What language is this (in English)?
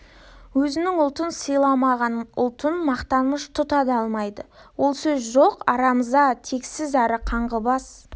Kazakh